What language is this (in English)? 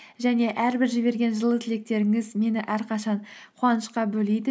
Kazakh